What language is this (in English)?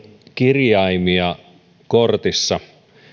Finnish